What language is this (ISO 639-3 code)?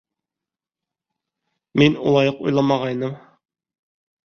bak